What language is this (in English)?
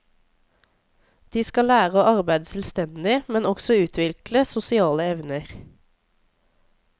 Norwegian